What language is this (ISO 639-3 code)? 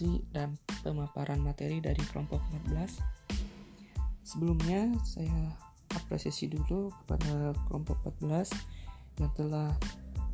ind